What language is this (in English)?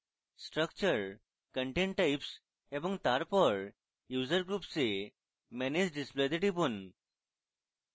Bangla